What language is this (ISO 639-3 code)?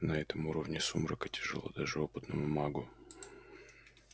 rus